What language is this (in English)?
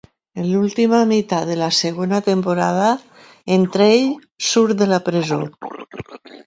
Catalan